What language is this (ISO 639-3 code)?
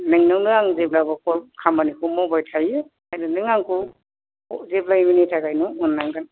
brx